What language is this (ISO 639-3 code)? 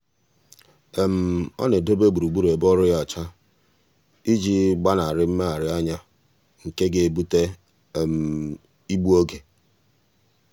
ibo